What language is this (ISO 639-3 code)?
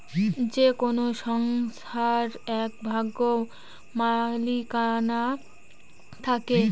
ben